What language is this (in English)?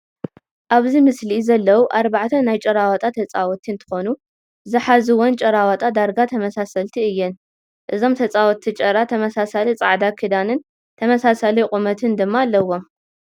Tigrinya